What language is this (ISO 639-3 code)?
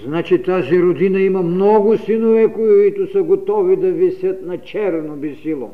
bul